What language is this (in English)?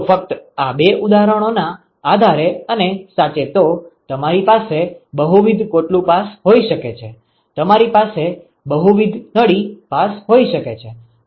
Gujarati